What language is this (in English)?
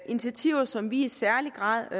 Danish